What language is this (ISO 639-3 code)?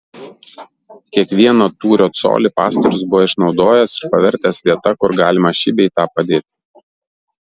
lit